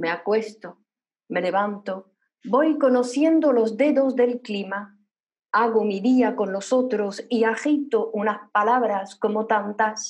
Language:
Spanish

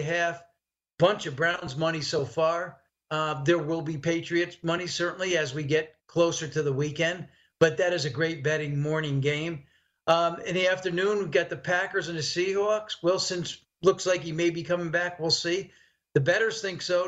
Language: English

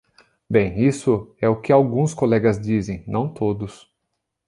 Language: Portuguese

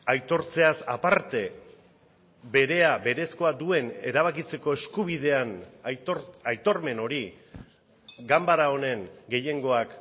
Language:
Basque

